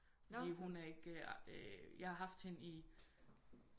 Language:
Danish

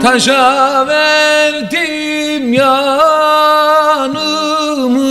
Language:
Turkish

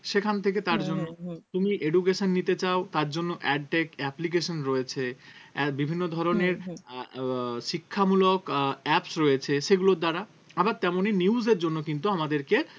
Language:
Bangla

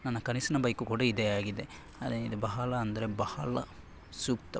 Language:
Kannada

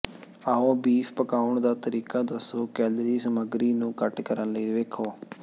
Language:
Punjabi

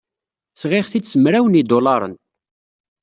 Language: Kabyle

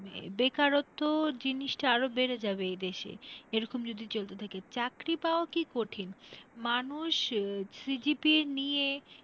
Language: Bangla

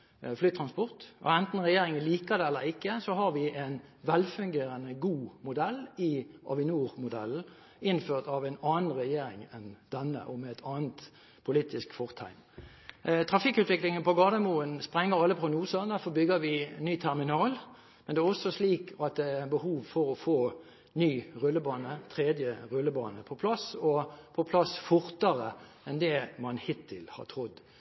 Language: Norwegian Bokmål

